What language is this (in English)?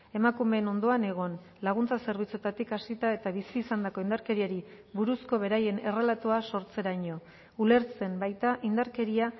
Basque